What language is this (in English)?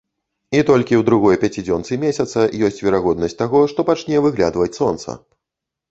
Belarusian